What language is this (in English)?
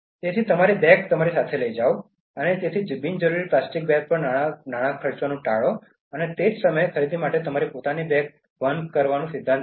Gujarati